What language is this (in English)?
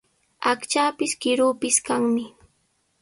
Sihuas Ancash Quechua